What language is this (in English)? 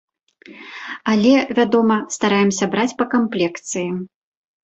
Belarusian